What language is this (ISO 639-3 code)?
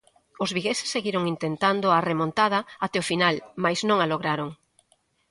glg